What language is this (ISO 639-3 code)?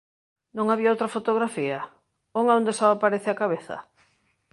glg